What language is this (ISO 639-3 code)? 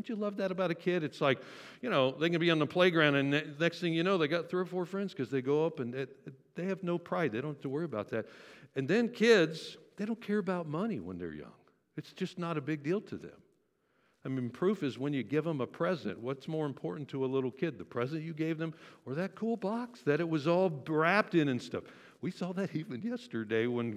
eng